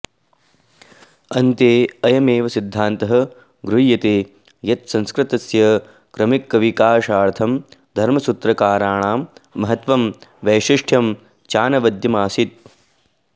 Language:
Sanskrit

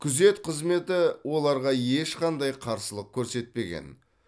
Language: Kazakh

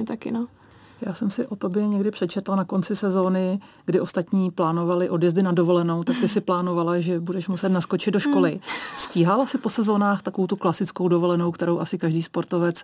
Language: Czech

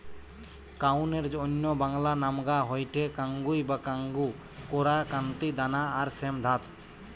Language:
Bangla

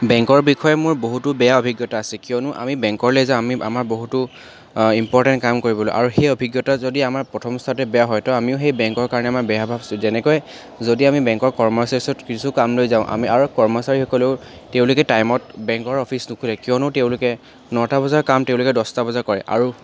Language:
Assamese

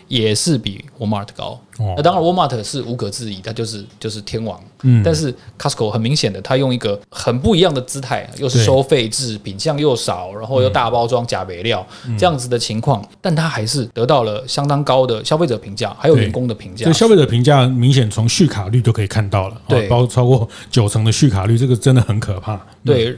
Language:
Chinese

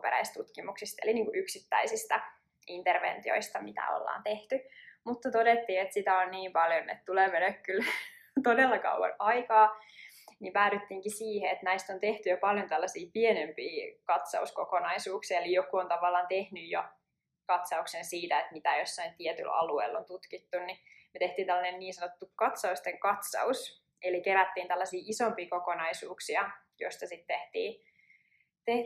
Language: Finnish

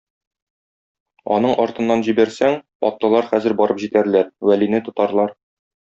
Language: Tatar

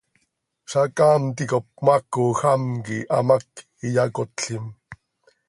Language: Seri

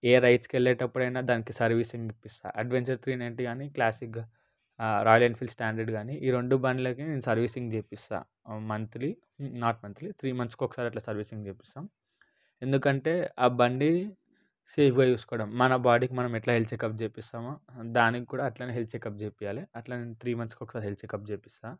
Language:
Telugu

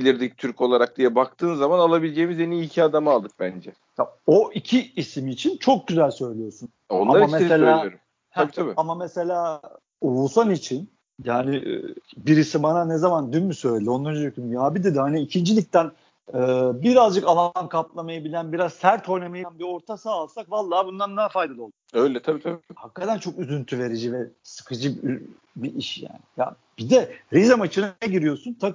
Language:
Turkish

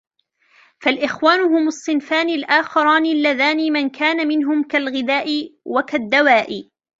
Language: Arabic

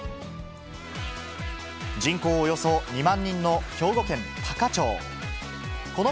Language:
Japanese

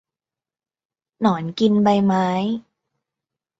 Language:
Thai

